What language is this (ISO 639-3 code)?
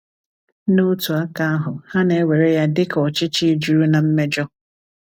ibo